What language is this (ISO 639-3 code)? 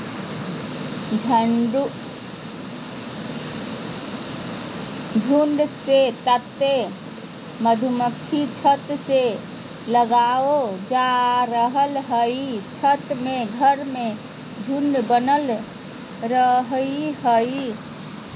mag